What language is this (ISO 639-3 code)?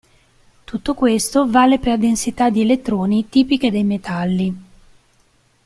ita